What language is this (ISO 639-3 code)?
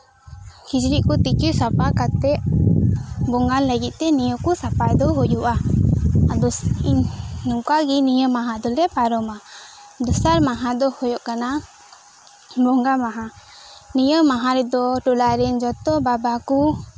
sat